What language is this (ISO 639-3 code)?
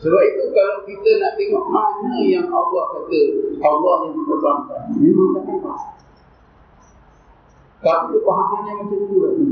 msa